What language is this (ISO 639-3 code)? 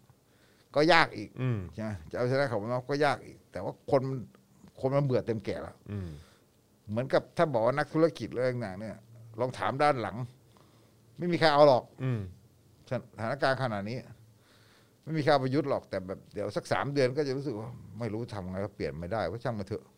tha